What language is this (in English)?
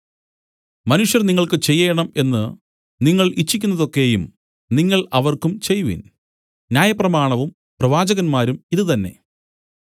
Malayalam